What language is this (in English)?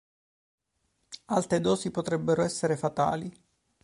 Italian